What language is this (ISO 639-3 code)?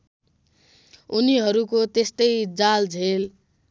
nep